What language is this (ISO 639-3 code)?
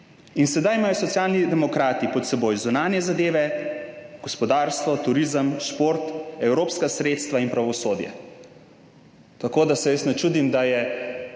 slv